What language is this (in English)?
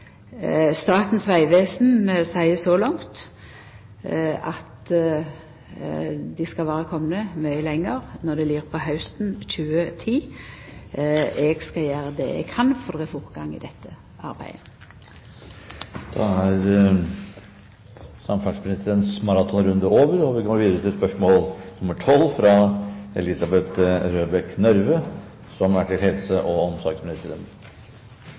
Norwegian